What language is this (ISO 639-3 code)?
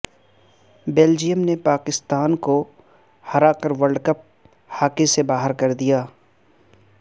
urd